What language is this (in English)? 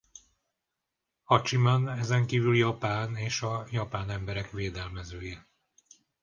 Hungarian